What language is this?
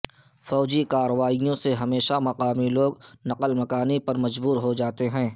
Urdu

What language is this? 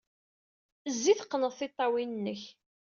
Kabyle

